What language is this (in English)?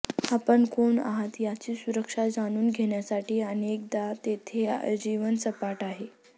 Marathi